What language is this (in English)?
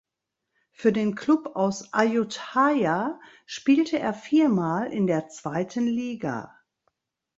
German